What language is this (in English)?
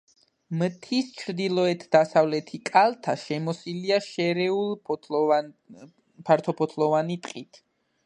Georgian